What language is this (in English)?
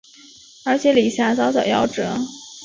Chinese